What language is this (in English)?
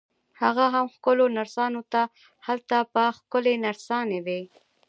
Pashto